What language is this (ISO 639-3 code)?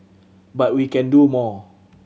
eng